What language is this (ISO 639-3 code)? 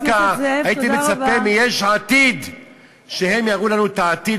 heb